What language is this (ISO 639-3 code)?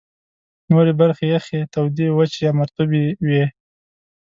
pus